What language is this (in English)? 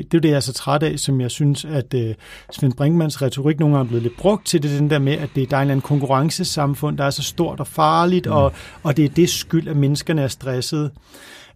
Danish